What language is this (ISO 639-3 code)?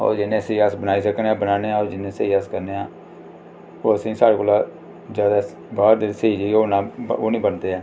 doi